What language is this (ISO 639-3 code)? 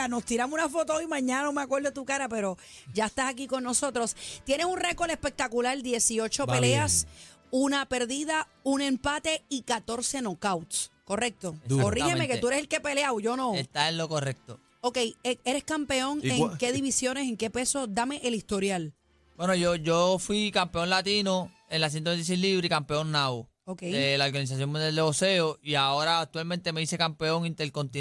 spa